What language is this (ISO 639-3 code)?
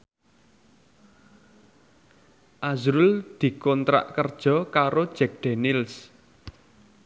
jav